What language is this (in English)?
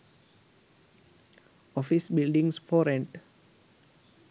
Sinhala